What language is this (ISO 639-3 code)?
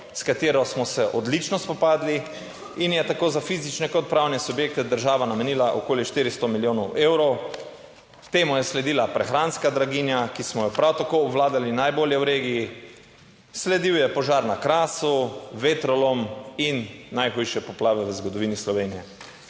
slv